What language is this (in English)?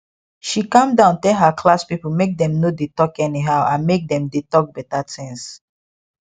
Nigerian Pidgin